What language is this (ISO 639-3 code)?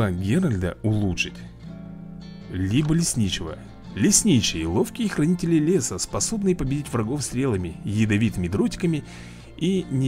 rus